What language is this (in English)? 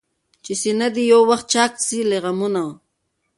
Pashto